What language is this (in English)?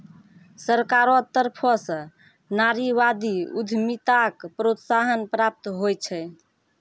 Maithili